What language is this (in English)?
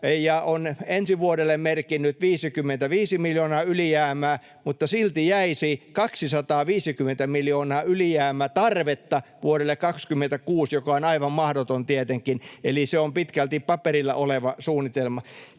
Finnish